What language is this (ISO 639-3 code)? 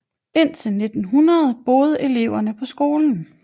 dan